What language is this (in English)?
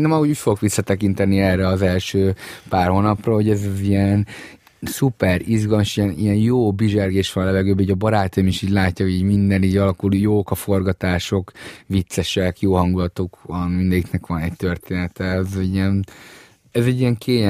Hungarian